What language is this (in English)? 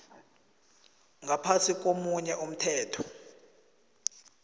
South Ndebele